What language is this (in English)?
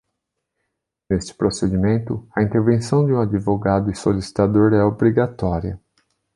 Portuguese